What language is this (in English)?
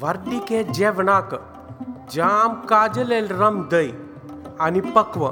Marathi